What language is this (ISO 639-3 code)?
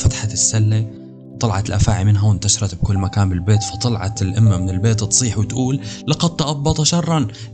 ara